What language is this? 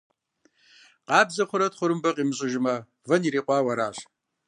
Kabardian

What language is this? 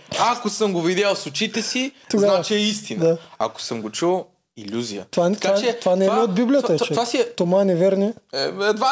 Bulgarian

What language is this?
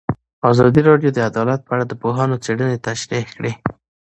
Pashto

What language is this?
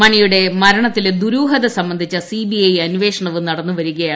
Malayalam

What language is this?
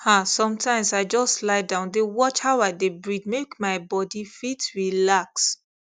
Nigerian Pidgin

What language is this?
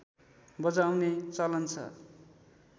Nepali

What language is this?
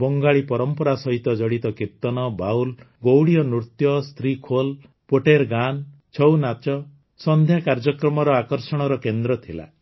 Odia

